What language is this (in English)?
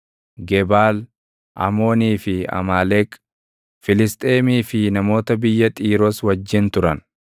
Oromo